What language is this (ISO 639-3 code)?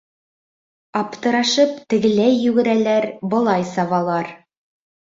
bak